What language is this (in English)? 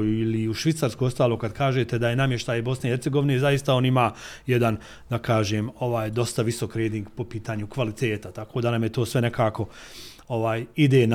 Croatian